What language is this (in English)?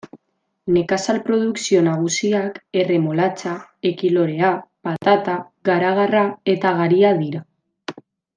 Basque